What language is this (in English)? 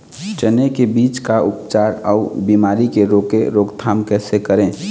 Chhattisgarhi